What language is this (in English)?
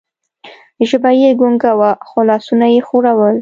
Pashto